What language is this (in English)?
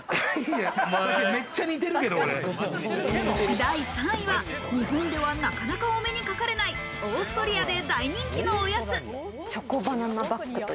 Japanese